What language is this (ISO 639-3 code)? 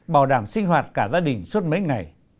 vie